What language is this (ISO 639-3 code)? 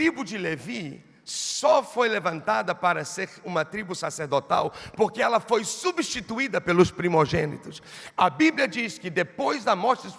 por